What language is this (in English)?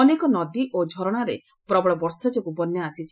Odia